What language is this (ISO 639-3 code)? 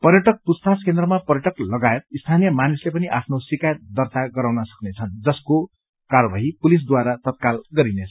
nep